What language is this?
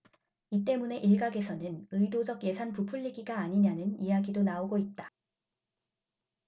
Korean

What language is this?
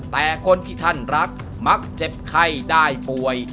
Thai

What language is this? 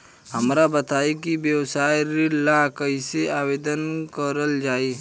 Bhojpuri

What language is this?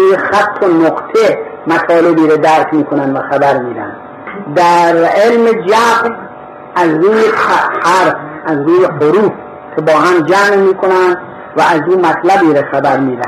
Persian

